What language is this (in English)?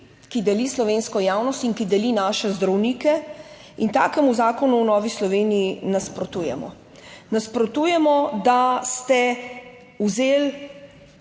Slovenian